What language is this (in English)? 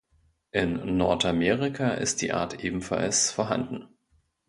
German